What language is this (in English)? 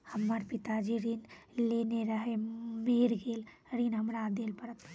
Maithili